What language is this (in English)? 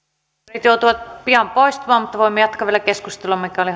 Finnish